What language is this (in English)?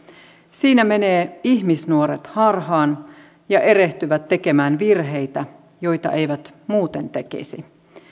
Finnish